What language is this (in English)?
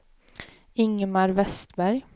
Swedish